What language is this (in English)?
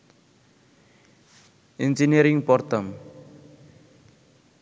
Bangla